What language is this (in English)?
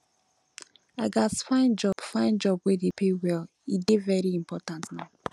Nigerian Pidgin